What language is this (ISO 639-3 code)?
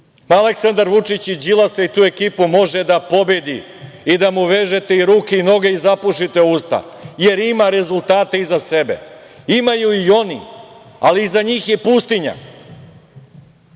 srp